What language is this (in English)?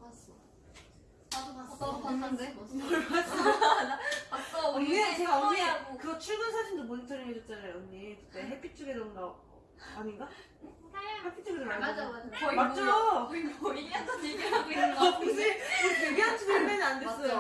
Korean